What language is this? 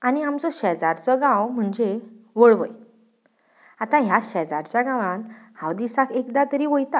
Konkani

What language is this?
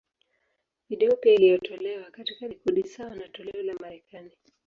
Swahili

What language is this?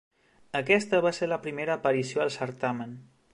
Catalan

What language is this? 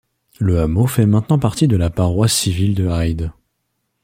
French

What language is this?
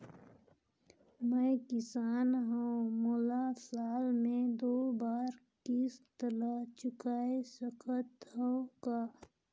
Chhattisgarhi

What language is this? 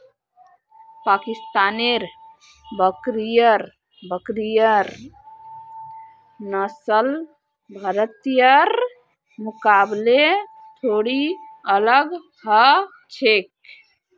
Magahi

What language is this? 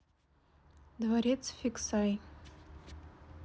Russian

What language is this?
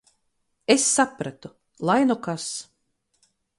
Latvian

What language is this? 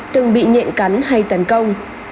Vietnamese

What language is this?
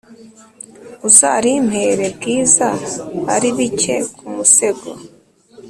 Kinyarwanda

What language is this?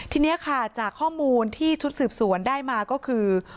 Thai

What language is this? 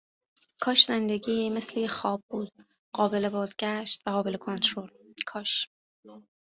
Persian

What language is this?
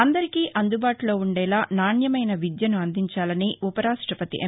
Telugu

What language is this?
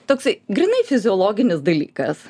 Lithuanian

